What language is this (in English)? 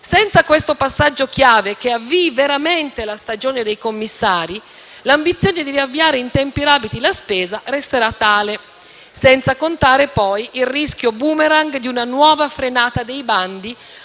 Italian